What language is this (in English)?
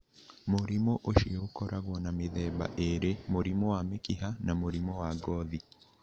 Kikuyu